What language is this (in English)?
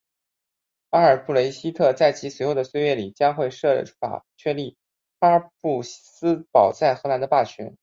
Chinese